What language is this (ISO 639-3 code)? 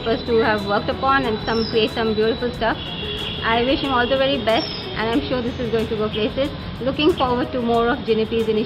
guj